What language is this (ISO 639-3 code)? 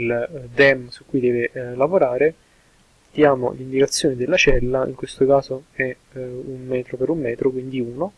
ita